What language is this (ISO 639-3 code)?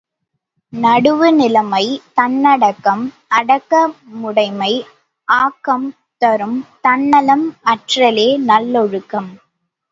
tam